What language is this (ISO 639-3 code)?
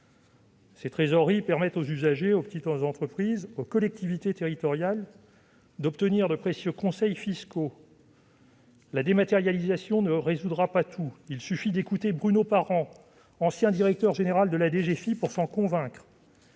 fra